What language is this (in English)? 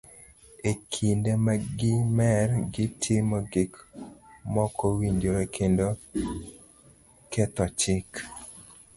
Luo (Kenya and Tanzania)